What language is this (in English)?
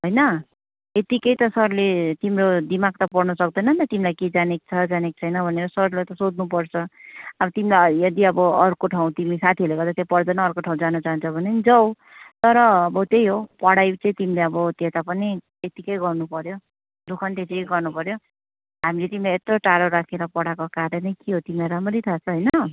Nepali